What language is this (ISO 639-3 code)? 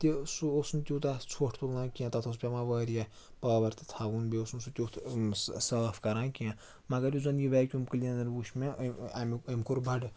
kas